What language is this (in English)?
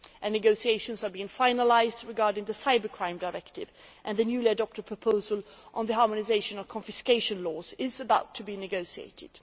English